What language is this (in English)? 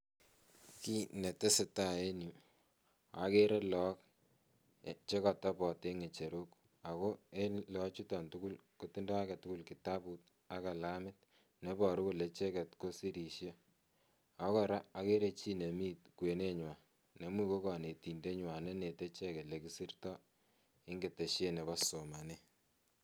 Kalenjin